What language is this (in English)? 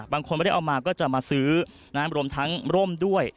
Thai